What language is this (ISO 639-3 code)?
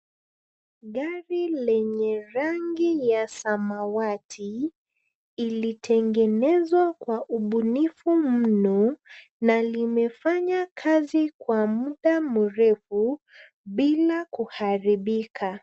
swa